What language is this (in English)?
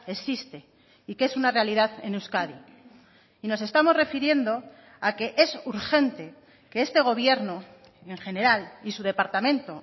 Spanish